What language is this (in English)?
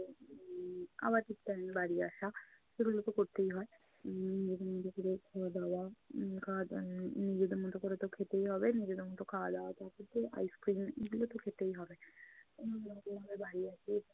Bangla